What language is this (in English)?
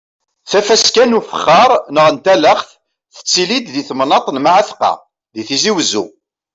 Kabyle